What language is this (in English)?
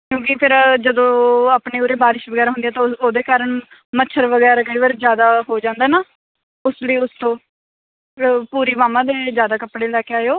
Punjabi